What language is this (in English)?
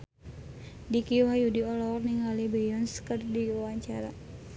Sundanese